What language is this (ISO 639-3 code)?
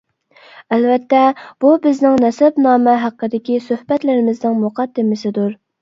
uig